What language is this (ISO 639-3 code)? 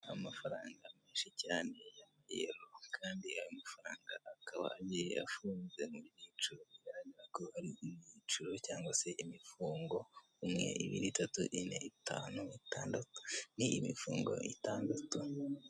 kin